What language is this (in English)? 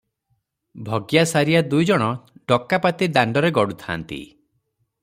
Odia